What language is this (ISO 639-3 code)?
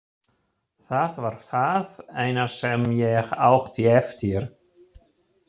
isl